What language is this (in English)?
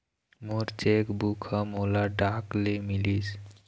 Chhattisgarhi